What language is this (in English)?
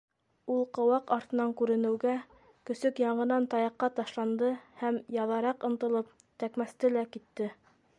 Bashkir